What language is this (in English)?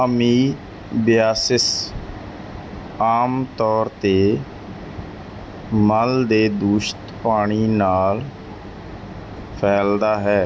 Punjabi